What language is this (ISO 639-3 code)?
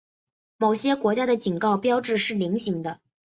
zho